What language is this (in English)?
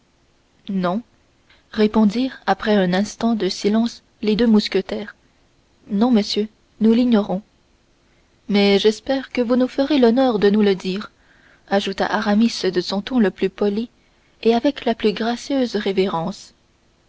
French